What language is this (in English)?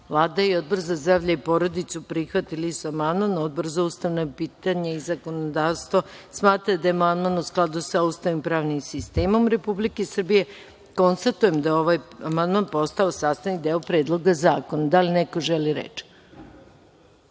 Serbian